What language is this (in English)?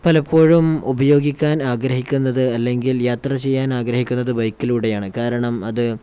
Malayalam